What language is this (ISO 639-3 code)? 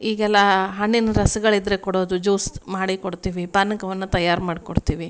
kan